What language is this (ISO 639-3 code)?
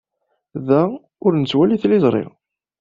kab